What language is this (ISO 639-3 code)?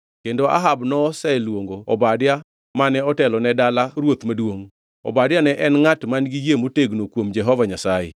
luo